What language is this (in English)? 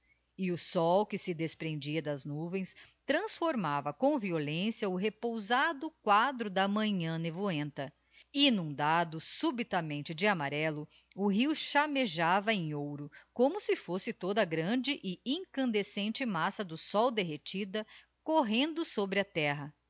Portuguese